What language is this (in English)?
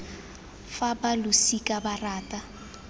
Tswana